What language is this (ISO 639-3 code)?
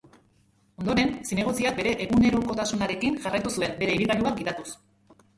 eus